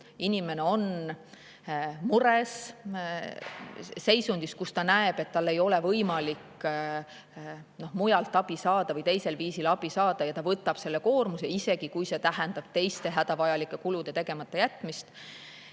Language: Estonian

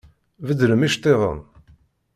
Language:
Kabyle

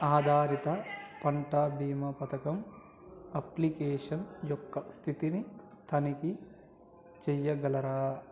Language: Telugu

